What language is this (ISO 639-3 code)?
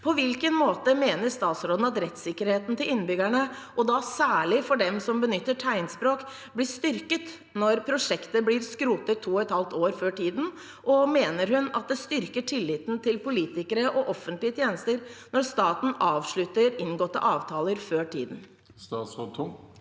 nor